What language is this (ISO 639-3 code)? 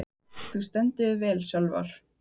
isl